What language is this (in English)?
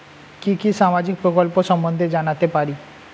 Bangla